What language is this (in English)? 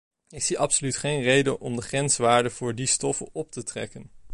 Dutch